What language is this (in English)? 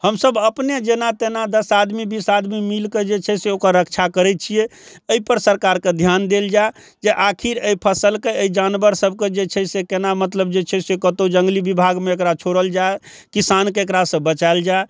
Maithili